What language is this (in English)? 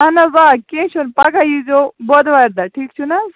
Kashmiri